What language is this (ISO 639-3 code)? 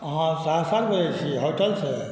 mai